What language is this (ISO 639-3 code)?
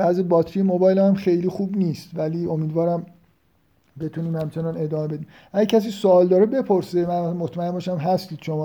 fas